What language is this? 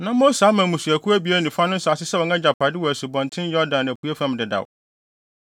Akan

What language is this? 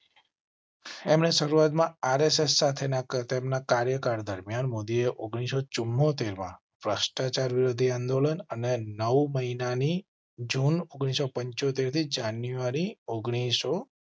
Gujarati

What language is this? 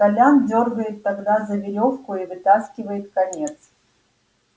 Russian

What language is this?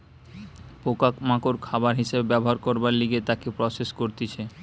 Bangla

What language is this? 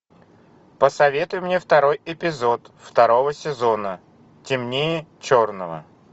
Russian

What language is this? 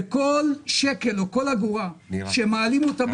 Hebrew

